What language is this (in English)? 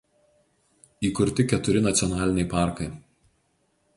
Lithuanian